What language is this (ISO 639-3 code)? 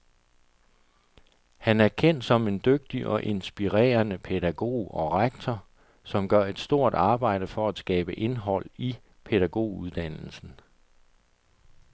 dan